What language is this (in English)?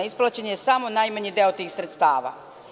Serbian